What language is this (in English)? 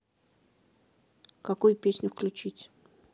Russian